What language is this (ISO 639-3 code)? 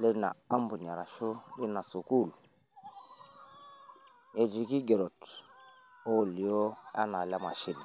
mas